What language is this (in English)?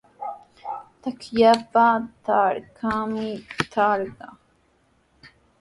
Sihuas Ancash Quechua